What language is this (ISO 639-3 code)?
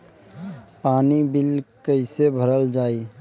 bho